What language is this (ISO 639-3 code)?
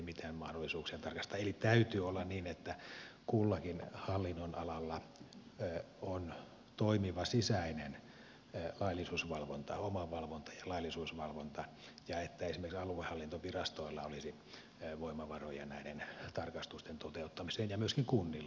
fin